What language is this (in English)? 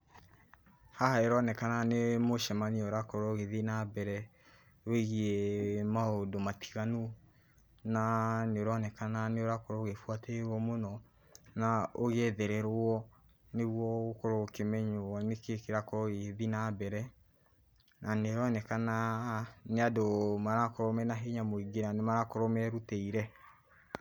Kikuyu